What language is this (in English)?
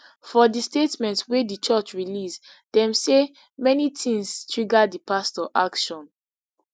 Nigerian Pidgin